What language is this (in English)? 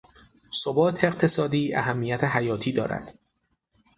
Persian